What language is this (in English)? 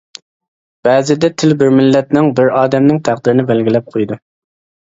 Uyghur